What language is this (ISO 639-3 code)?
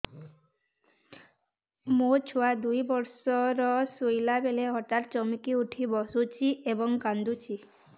ori